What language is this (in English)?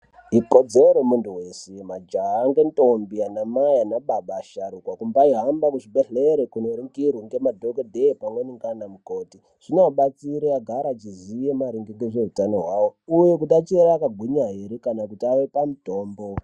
Ndau